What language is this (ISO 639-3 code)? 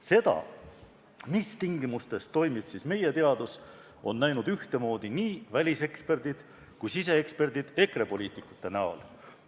est